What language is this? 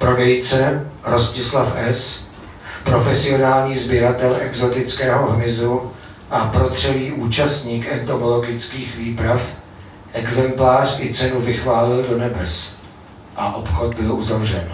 Czech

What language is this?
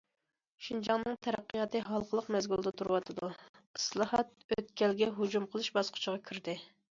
Uyghur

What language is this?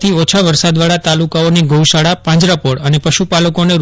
Gujarati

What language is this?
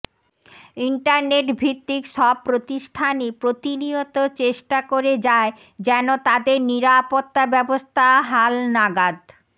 Bangla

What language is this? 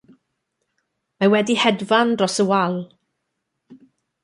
Welsh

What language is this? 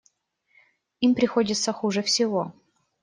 Russian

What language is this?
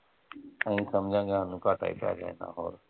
Punjabi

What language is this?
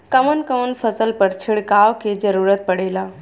Bhojpuri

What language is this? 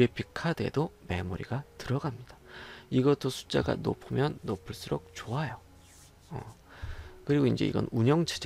Korean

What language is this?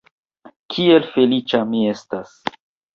Esperanto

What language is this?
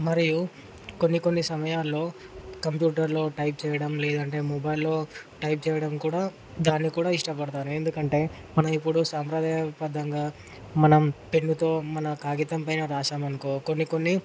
Telugu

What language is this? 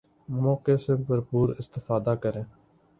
Urdu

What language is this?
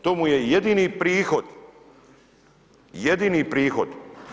Croatian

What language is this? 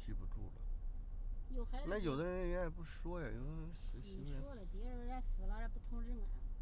Chinese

